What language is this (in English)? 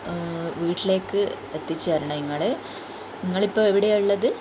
Malayalam